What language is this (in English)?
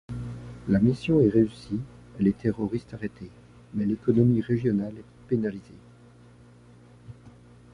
French